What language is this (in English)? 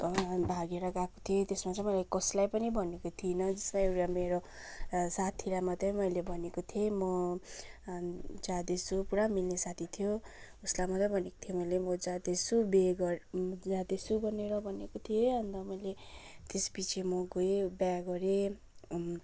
Nepali